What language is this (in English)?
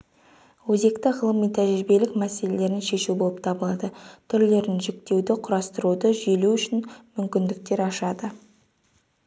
Kazakh